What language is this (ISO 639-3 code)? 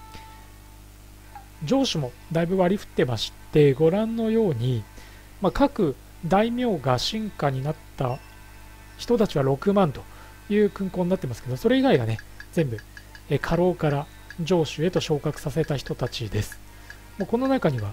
jpn